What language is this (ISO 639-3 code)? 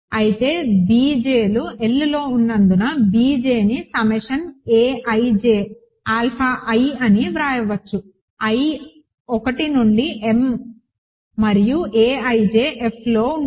tel